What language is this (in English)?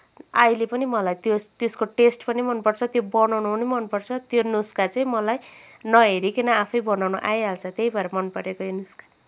Nepali